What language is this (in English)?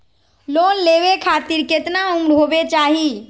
Magahi